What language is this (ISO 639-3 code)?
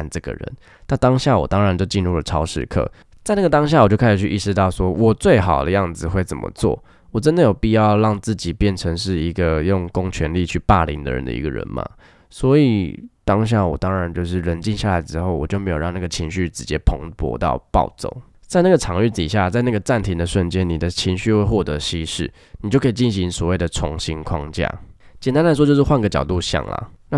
zho